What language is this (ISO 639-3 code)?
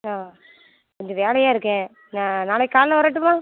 tam